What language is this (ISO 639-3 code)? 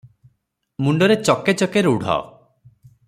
ori